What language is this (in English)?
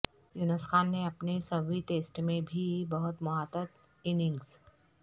Urdu